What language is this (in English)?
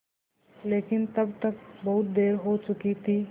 Hindi